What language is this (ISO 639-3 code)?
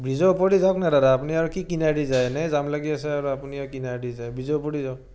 asm